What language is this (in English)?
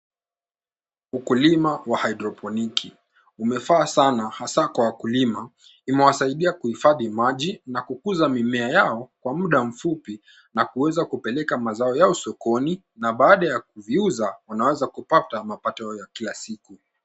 Swahili